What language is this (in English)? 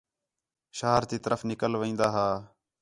Khetrani